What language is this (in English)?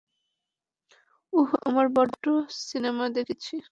Bangla